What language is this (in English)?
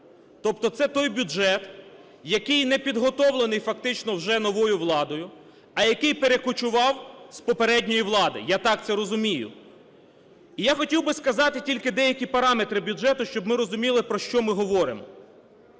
Ukrainian